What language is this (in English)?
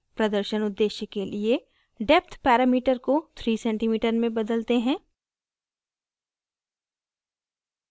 Hindi